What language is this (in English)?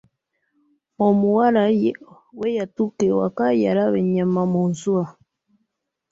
Ganda